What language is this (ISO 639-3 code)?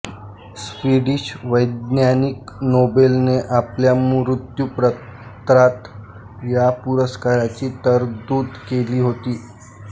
mar